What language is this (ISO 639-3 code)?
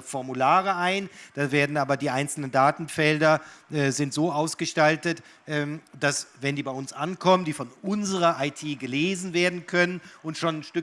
deu